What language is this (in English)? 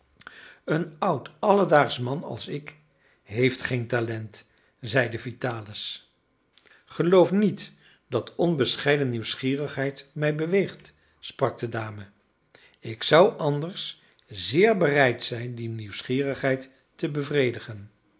Dutch